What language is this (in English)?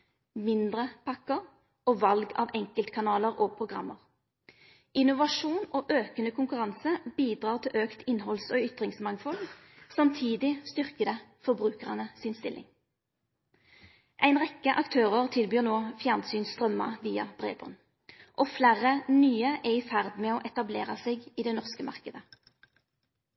Norwegian Nynorsk